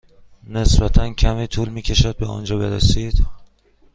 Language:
Persian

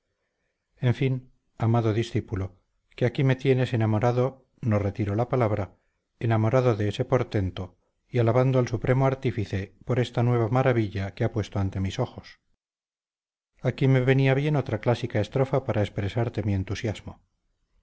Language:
Spanish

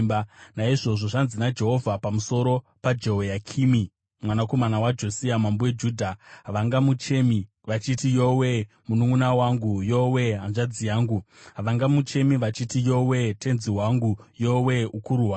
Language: Shona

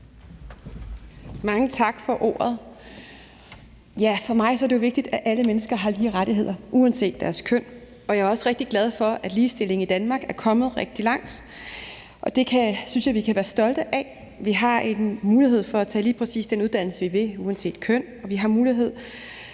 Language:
Danish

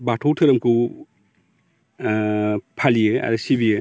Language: Bodo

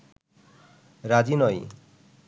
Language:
Bangla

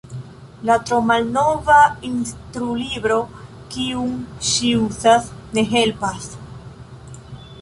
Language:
Esperanto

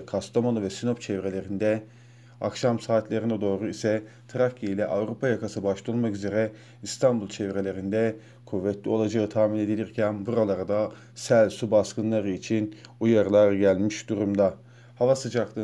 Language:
Turkish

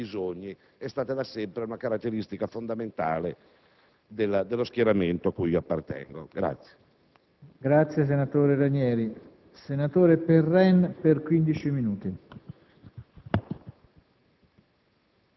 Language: Italian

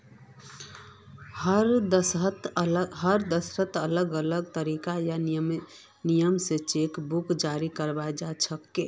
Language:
Magahi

